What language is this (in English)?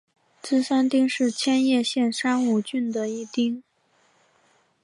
Chinese